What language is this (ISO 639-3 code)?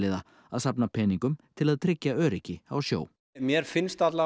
isl